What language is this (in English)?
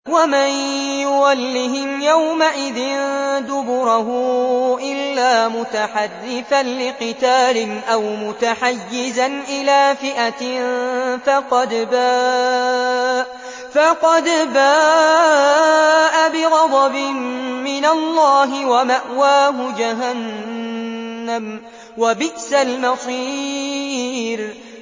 Arabic